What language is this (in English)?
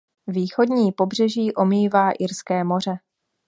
Czech